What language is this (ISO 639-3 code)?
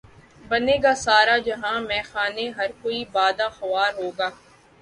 urd